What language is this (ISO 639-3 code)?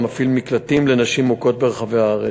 heb